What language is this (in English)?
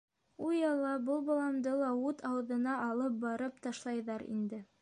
Bashkir